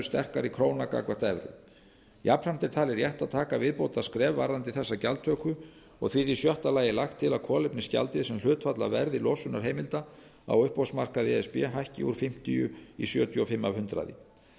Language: Icelandic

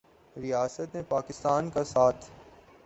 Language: Urdu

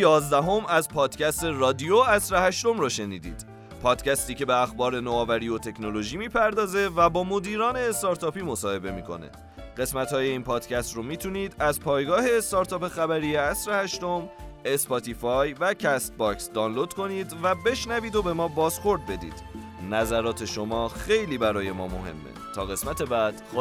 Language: Persian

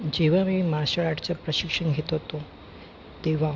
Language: Marathi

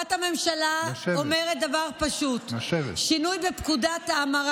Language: Hebrew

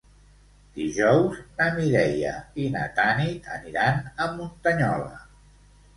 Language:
Catalan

